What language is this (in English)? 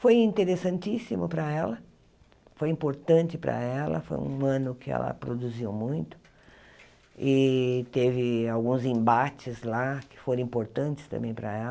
Portuguese